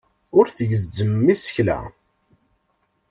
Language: Kabyle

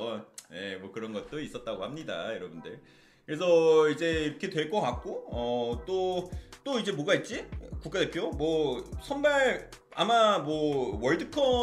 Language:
Korean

